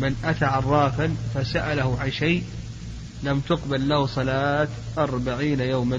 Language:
Arabic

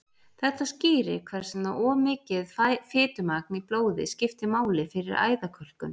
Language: Icelandic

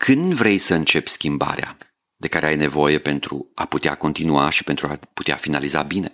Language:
Romanian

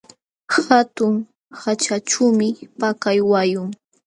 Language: Jauja Wanca Quechua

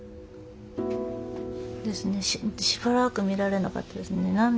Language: Japanese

